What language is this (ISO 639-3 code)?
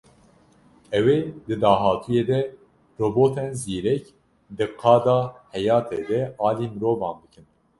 kur